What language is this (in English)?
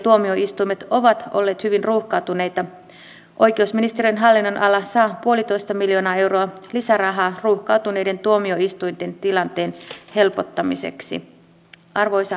Finnish